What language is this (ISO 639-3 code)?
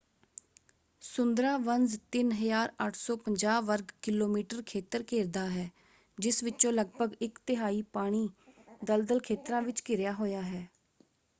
pan